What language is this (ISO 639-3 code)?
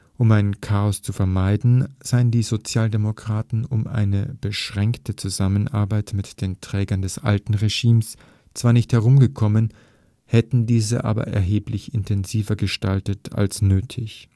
deu